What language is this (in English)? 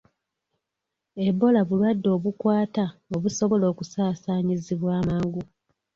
Ganda